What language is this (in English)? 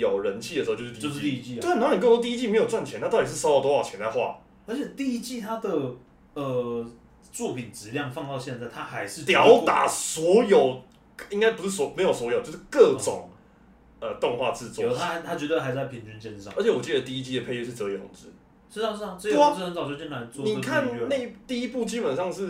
Chinese